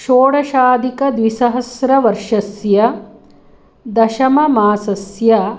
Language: Sanskrit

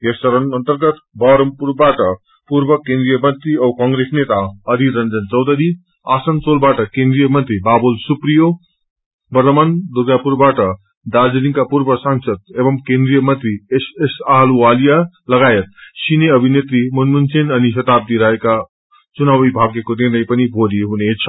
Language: Nepali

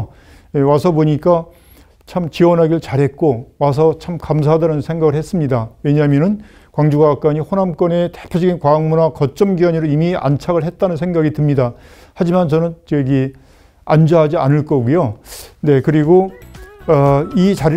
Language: Korean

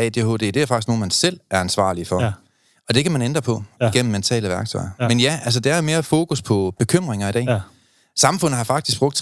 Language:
Danish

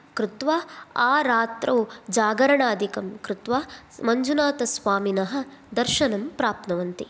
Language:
Sanskrit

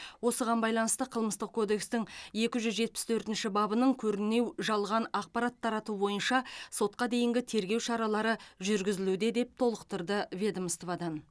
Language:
Kazakh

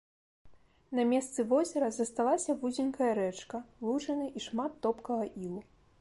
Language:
Belarusian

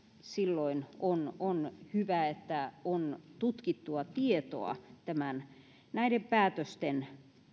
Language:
Finnish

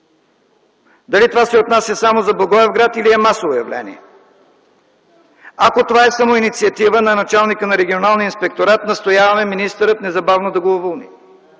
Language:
Bulgarian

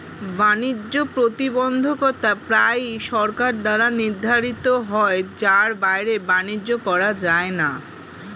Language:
Bangla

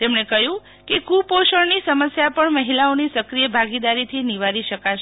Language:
Gujarati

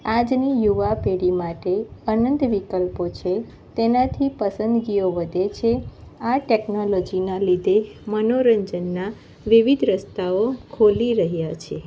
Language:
Gujarati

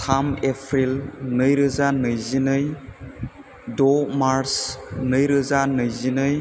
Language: Bodo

